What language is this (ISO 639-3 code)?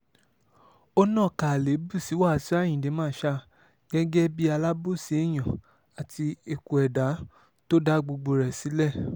yor